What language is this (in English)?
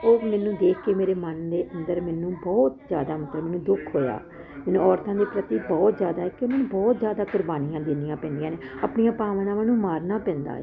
Punjabi